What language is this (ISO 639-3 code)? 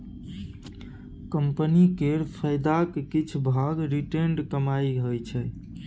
mai